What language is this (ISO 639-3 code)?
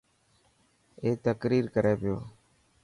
mki